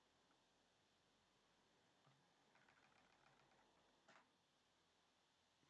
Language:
French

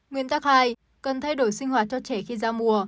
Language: Vietnamese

